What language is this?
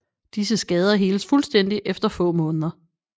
Danish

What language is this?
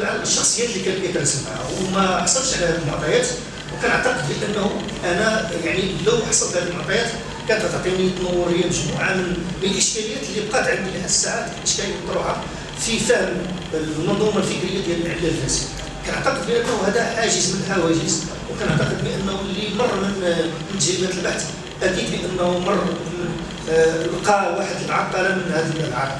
Arabic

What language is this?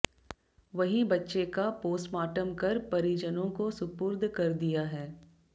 Hindi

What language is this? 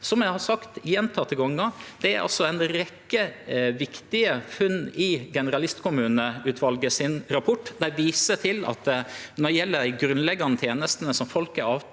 Norwegian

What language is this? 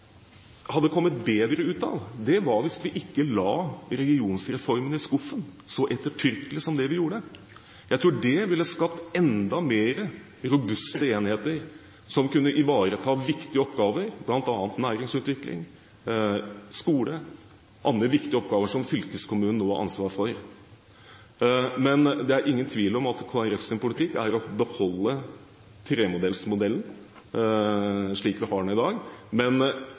Norwegian Bokmål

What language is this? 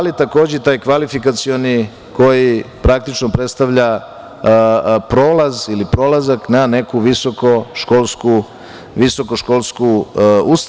Serbian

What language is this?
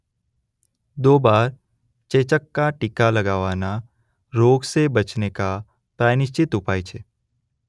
Gujarati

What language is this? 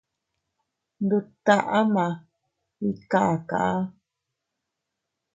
Teutila Cuicatec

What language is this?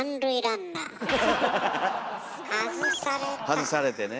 Japanese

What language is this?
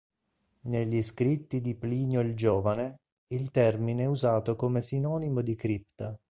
Italian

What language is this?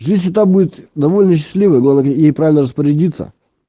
Russian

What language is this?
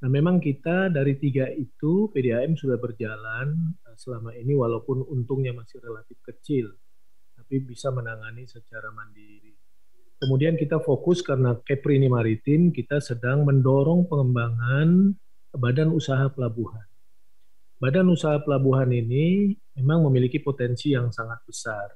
Indonesian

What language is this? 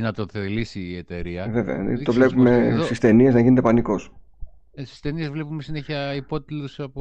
Greek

